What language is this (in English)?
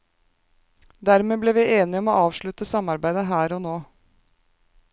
Norwegian